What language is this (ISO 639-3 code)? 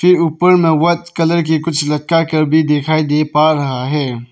hin